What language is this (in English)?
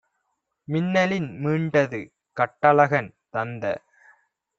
Tamil